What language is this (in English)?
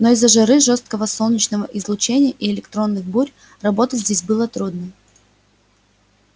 Russian